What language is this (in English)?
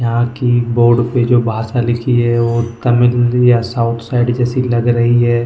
Hindi